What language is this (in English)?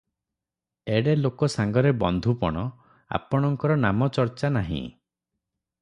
Odia